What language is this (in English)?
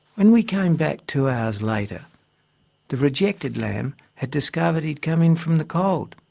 English